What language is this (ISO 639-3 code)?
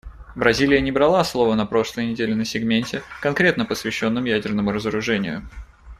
rus